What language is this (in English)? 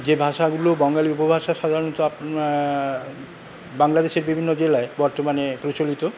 Bangla